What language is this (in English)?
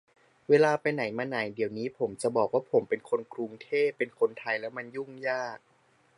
Thai